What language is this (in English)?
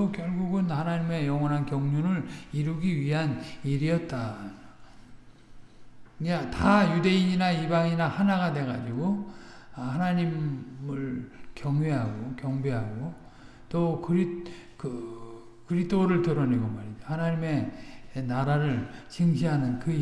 Korean